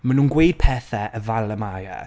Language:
Welsh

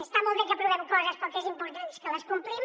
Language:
Catalan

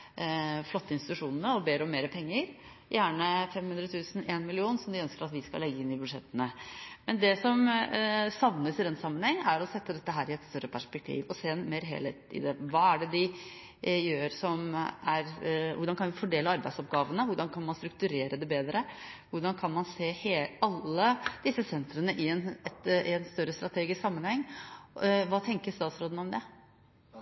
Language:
Norwegian Bokmål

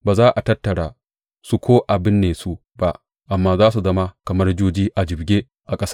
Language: Hausa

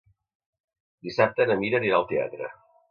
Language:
Catalan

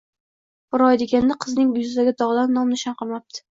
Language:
Uzbek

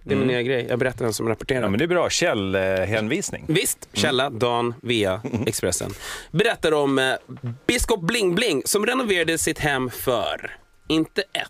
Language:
Swedish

